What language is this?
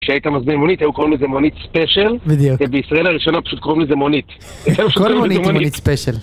Hebrew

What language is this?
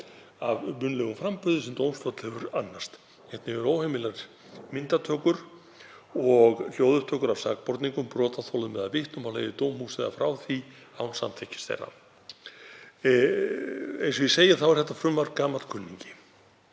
Icelandic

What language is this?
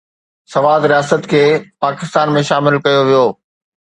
Sindhi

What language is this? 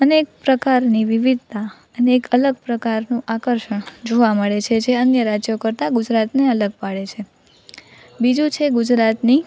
Gujarati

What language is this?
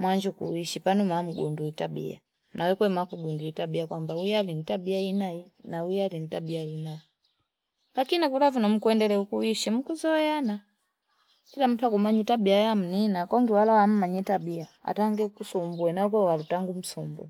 Fipa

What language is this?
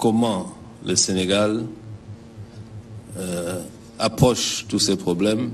French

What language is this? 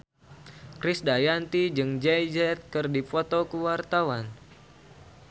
Sundanese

